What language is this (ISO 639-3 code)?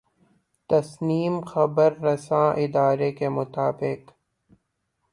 urd